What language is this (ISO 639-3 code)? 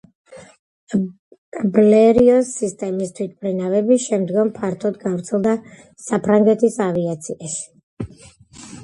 kat